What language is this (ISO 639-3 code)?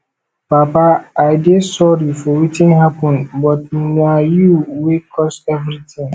pcm